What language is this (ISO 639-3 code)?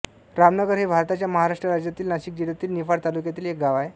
mar